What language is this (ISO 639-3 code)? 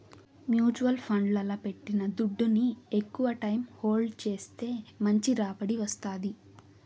tel